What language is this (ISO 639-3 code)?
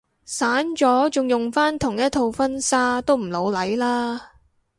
yue